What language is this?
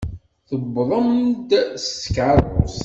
Kabyle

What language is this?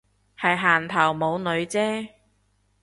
Cantonese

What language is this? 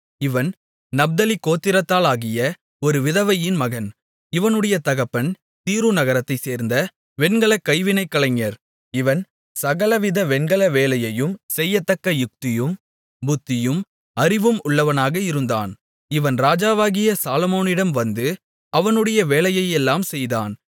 Tamil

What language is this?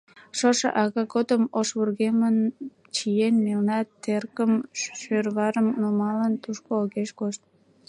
Mari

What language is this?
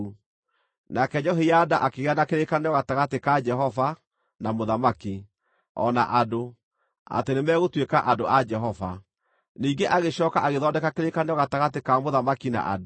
Kikuyu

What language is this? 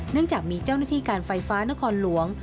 Thai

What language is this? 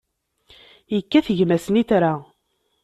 Kabyle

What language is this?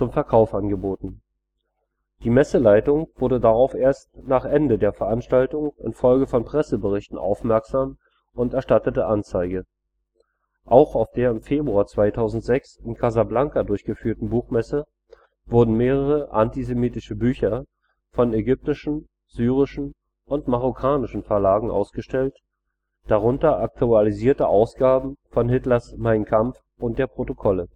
German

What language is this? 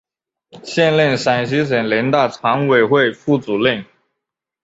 Chinese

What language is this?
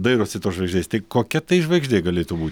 Lithuanian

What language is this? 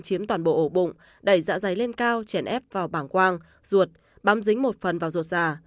Vietnamese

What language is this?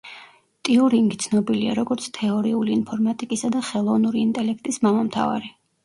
Georgian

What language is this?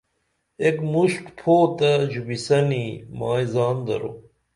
Dameli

